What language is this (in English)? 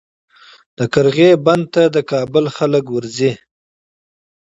Pashto